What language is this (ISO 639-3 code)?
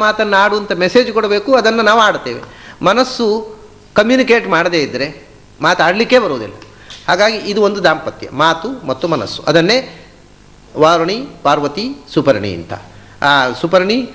hin